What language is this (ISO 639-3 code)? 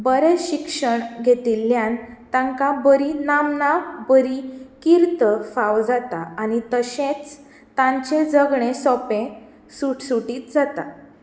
kok